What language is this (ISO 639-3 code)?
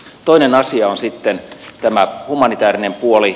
fin